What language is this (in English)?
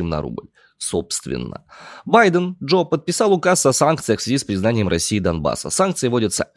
Russian